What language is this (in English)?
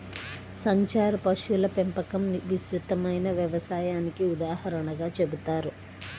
Telugu